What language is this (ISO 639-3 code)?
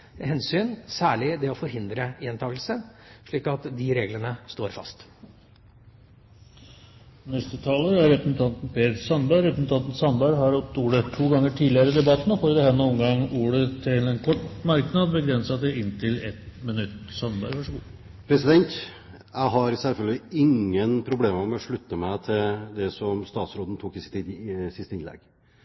nob